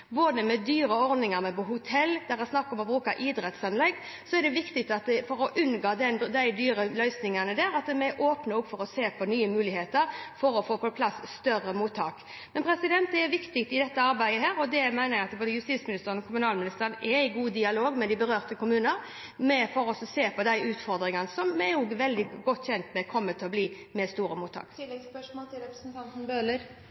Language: Norwegian Bokmål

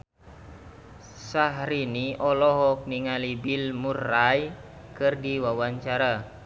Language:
Sundanese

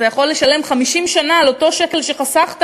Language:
Hebrew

